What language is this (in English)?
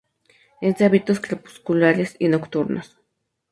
Spanish